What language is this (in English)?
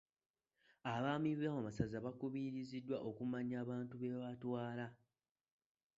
Ganda